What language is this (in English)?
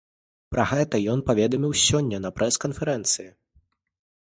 Belarusian